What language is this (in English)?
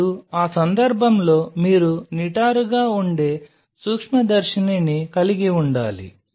Telugu